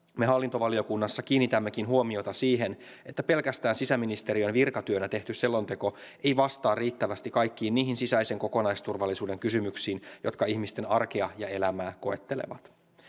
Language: Finnish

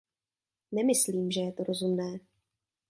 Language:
Czech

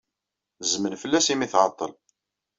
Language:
Kabyle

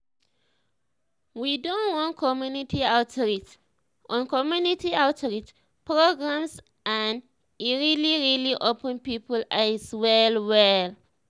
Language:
Nigerian Pidgin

